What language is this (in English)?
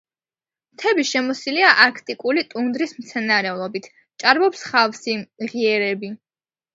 Georgian